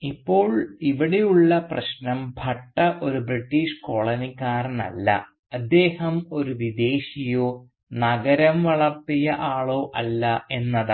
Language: Malayalam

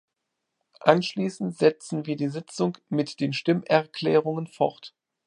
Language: German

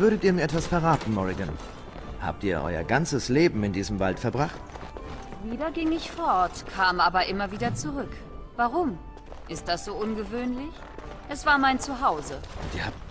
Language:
German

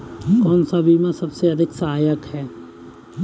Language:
Hindi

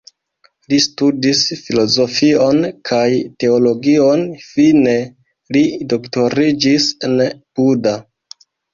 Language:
Esperanto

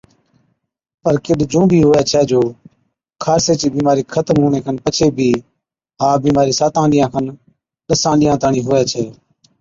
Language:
Od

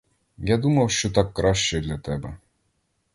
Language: Ukrainian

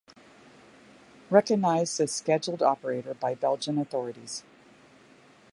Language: English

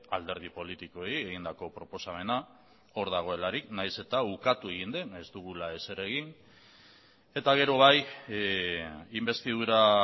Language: Basque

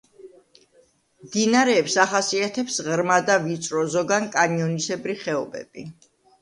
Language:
Georgian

